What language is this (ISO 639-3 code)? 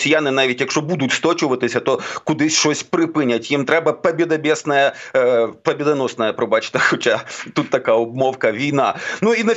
ukr